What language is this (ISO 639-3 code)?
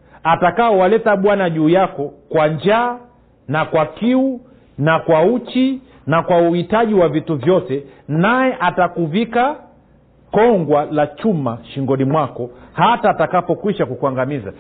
swa